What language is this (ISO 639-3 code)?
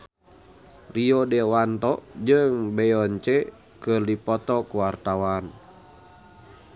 sun